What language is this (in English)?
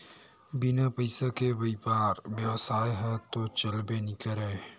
Chhattisgarhi